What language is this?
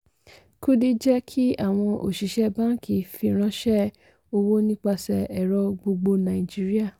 Yoruba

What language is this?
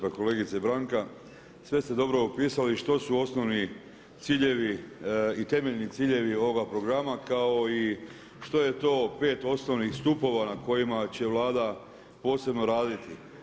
Croatian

